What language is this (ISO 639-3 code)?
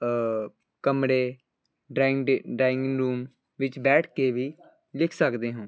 pan